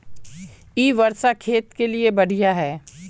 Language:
Magahi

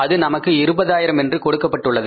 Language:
Tamil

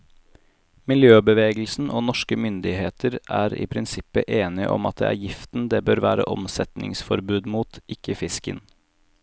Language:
Norwegian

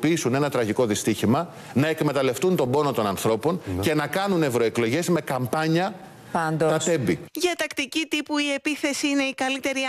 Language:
Greek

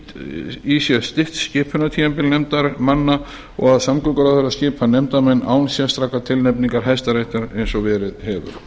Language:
Icelandic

